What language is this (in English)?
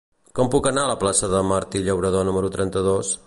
Catalan